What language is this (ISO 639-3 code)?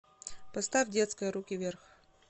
rus